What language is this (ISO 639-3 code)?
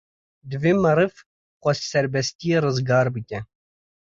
kur